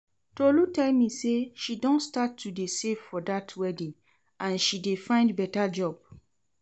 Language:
Nigerian Pidgin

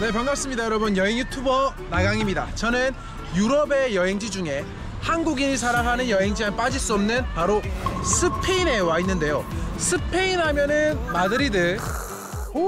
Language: Korean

